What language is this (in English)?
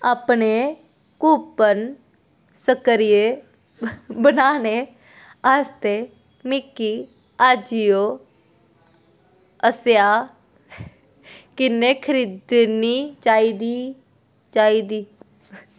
Dogri